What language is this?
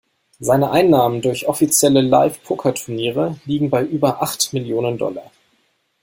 German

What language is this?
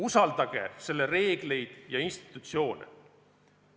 Estonian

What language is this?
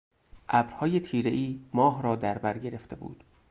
Persian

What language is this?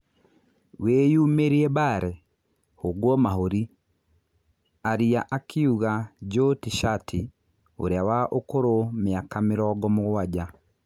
Kikuyu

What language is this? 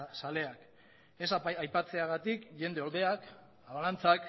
Basque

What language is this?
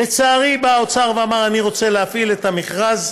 Hebrew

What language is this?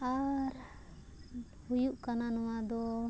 Santali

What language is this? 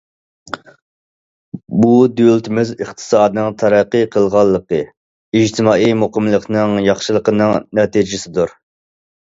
Uyghur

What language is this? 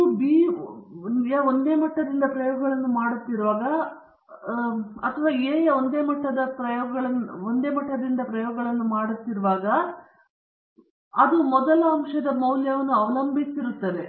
Kannada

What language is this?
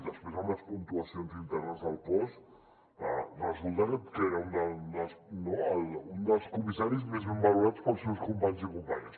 Catalan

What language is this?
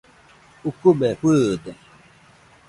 Nüpode Huitoto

